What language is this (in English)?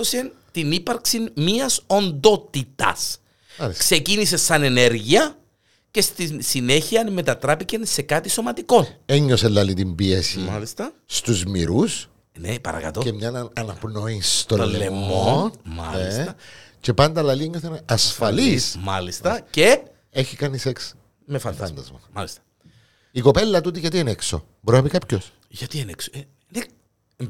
Greek